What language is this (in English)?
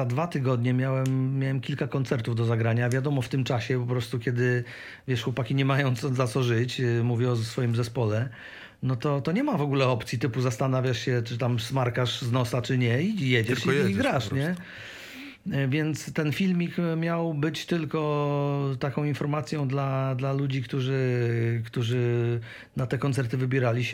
Polish